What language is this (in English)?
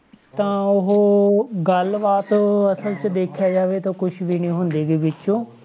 Punjabi